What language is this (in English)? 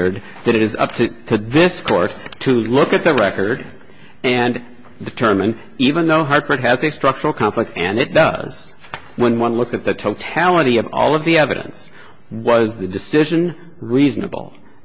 English